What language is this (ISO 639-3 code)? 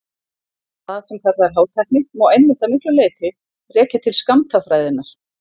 isl